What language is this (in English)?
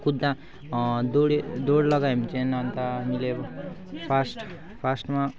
Nepali